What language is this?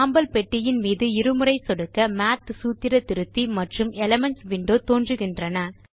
Tamil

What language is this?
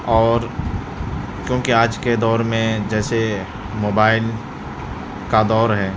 Urdu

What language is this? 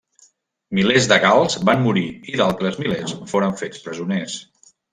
Catalan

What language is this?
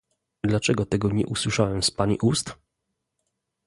Polish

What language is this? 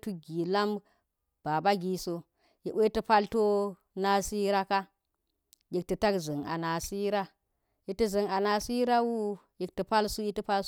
Geji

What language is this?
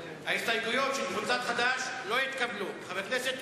Hebrew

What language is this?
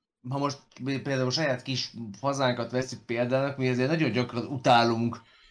Hungarian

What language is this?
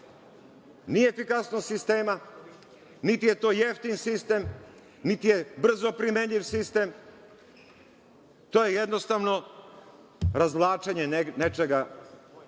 Serbian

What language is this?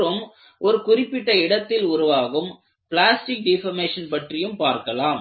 Tamil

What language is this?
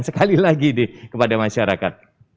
Indonesian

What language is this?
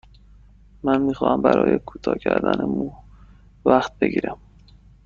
Persian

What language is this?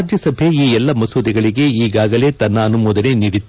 Kannada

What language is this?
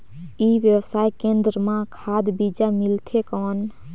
Chhattisgarhi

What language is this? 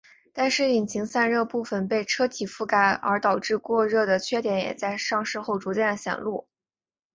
Chinese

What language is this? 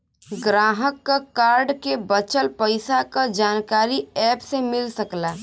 Bhojpuri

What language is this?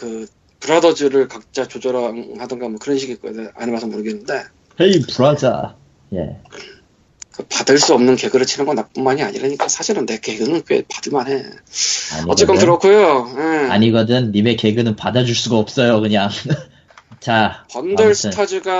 Korean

